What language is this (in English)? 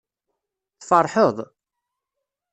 Kabyle